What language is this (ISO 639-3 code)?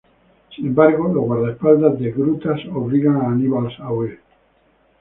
spa